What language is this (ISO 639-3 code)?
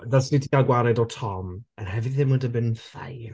cym